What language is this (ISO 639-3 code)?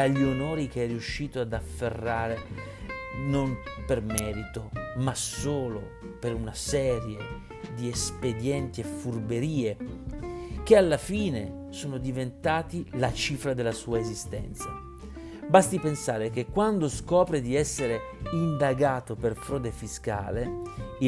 ita